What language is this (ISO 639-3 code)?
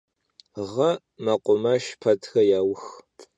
kbd